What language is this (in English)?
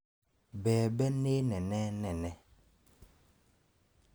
Kikuyu